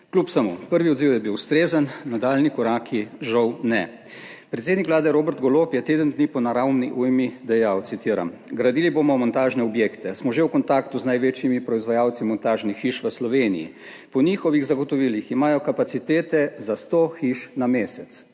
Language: Slovenian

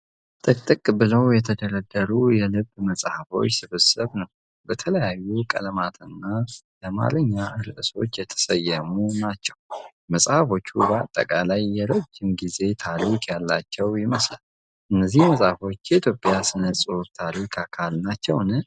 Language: Amharic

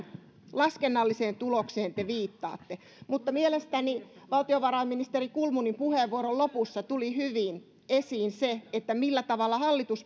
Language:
Finnish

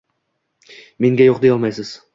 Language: Uzbek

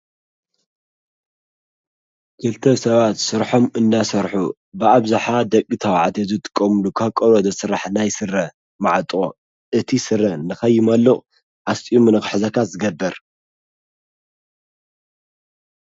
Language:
Tigrinya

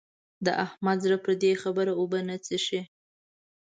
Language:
Pashto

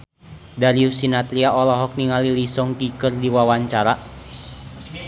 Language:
Sundanese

